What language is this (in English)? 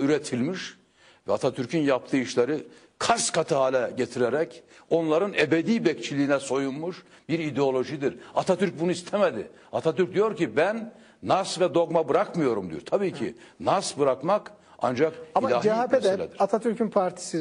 Turkish